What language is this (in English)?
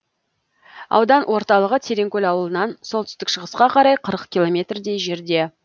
Kazakh